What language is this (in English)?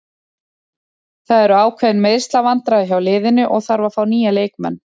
Icelandic